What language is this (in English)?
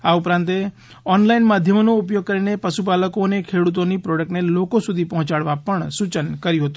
Gujarati